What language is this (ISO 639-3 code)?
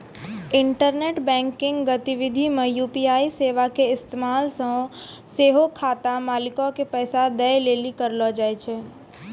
mai